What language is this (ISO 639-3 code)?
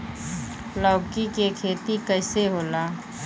bho